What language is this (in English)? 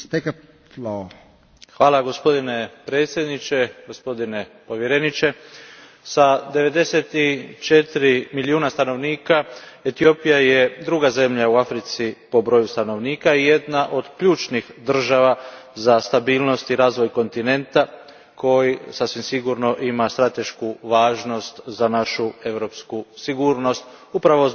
Croatian